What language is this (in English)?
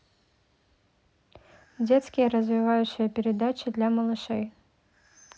Russian